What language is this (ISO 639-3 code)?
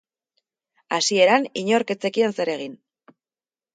eus